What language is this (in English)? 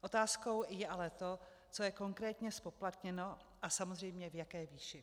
Czech